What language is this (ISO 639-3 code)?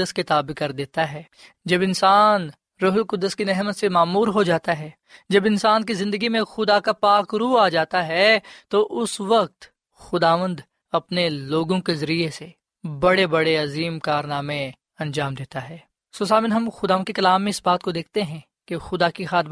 urd